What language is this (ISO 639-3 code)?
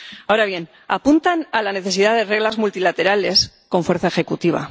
spa